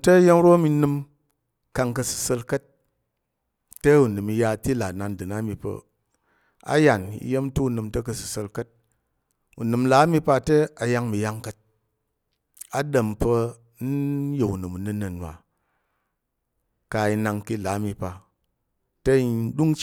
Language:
Tarok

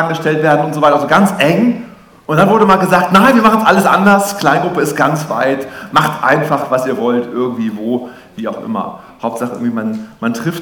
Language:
German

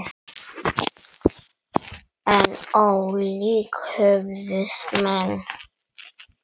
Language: Icelandic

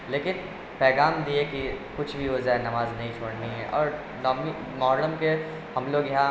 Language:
Urdu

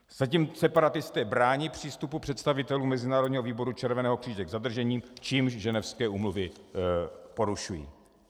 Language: Czech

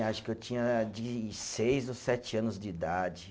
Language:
Portuguese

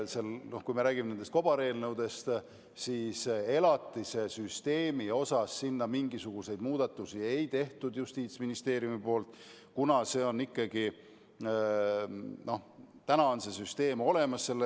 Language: Estonian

